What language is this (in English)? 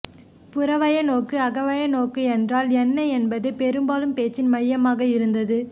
Tamil